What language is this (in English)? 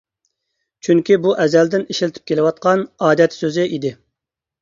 Uyghur